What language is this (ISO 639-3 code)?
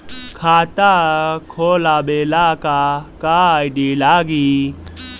bho